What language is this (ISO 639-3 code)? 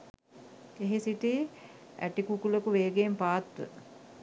sin